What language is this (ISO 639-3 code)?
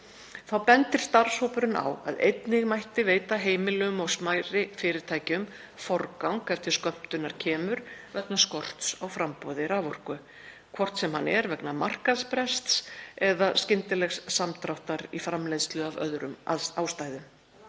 isl